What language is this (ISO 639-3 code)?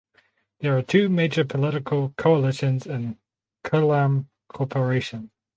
eng